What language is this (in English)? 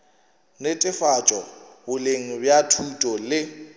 Northern Sotho